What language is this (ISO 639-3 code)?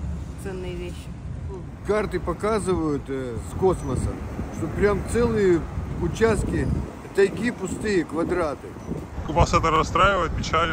rus